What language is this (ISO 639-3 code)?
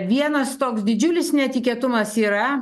lit